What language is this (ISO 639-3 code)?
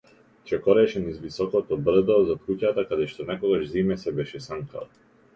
mkd